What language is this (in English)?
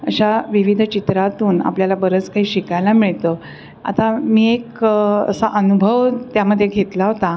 Marathi